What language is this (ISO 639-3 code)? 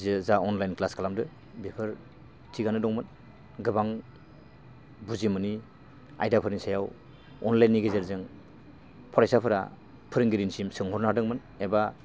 brx